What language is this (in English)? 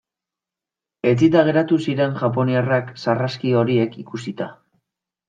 Basque